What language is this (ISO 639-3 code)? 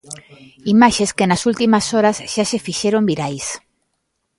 glg